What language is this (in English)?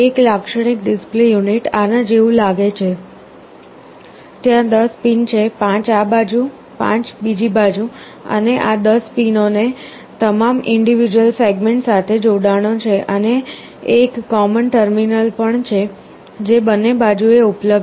Gujarati